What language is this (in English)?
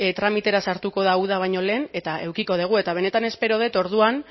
Basque